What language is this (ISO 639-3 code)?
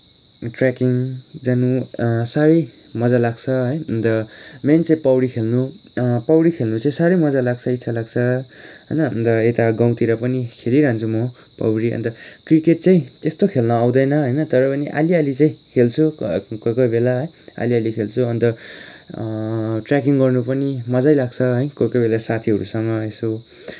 nep